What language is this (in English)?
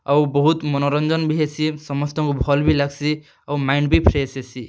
Odia